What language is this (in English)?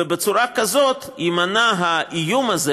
Hebrew